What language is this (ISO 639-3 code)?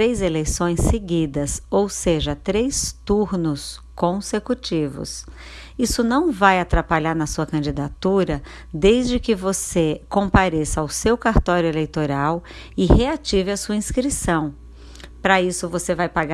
por